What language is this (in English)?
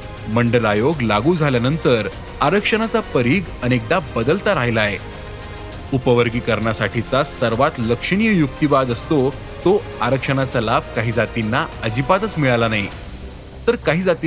Marathi